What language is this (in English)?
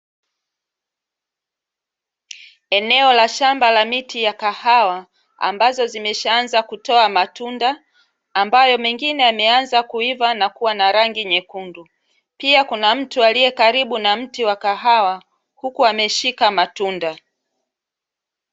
Swahili